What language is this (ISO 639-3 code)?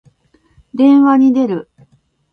jpn